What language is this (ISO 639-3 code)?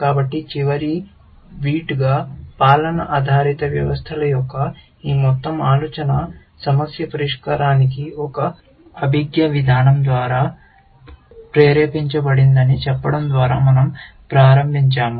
tel